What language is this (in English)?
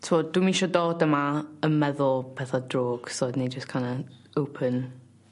Welsh